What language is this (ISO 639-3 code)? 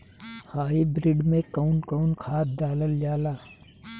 bho